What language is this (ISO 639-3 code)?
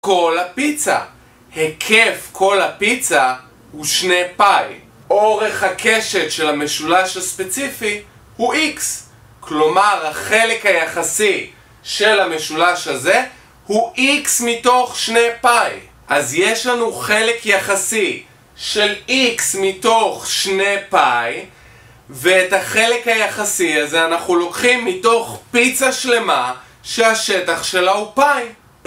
heb